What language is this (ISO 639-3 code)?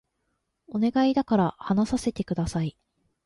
jpn